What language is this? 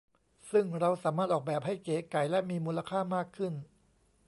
Thai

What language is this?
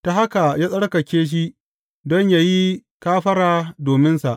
Hausa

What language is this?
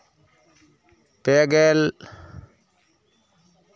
Santali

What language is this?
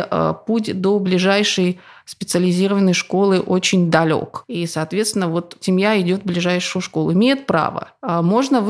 Russian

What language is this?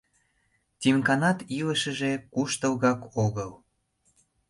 Mari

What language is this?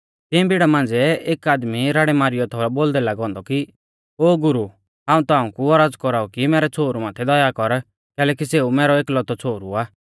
Mahasu Pahari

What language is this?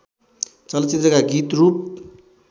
Nepali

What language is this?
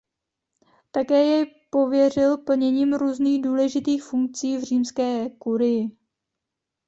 Czech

